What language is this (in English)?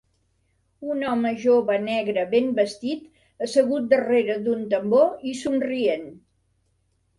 Catalan